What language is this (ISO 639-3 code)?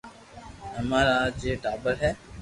lrk